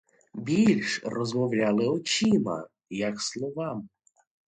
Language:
Ukrainian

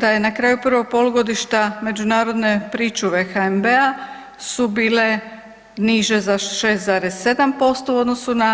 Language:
Croatian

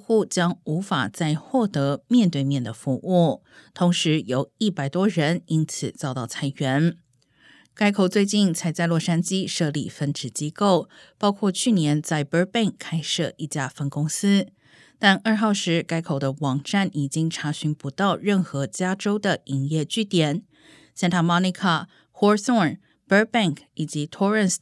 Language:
Chinese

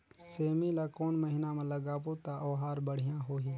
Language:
Chhattisgarhi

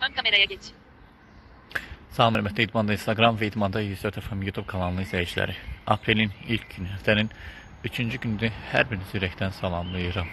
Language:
Turkish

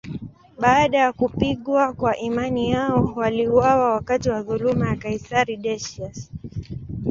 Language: Swahili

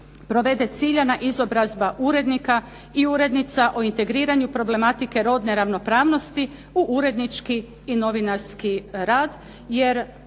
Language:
Croatian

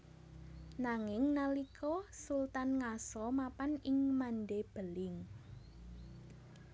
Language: Javanese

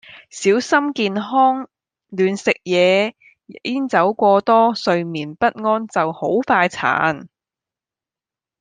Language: Cantonese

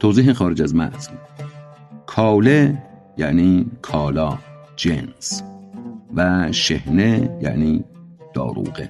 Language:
Persian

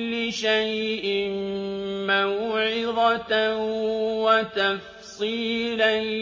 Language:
Arabic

